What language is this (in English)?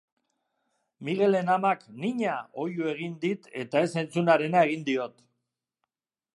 Basque